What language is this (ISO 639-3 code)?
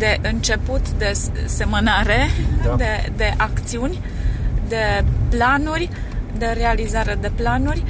ron